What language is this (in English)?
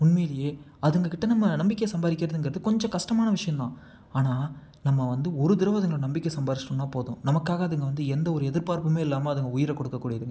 Tamil